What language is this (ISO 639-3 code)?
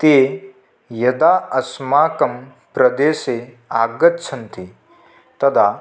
san